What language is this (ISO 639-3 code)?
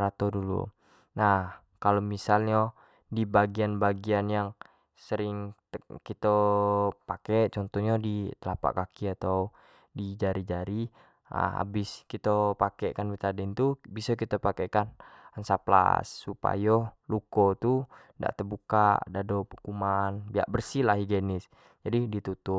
jax